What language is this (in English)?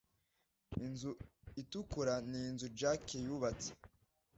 Kinyarwanda